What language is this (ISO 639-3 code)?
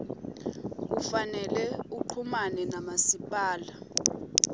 ssw